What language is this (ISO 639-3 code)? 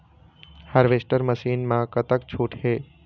hne